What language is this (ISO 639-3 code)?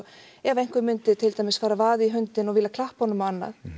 isl